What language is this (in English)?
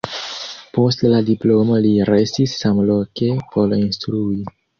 Esperanto